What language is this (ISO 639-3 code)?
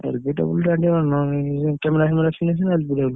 ori